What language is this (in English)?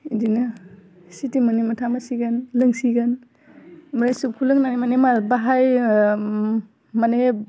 Bodo